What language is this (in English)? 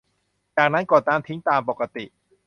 Thai